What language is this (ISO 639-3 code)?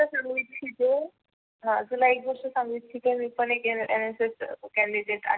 mar